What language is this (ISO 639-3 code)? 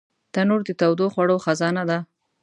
pus